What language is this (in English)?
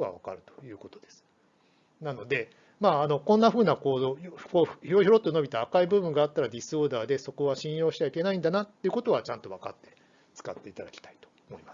Japanese